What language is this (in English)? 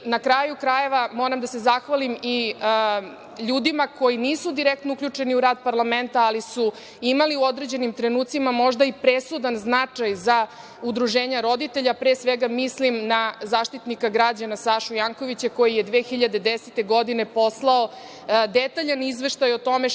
Serbian